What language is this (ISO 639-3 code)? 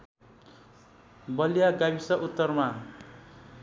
nep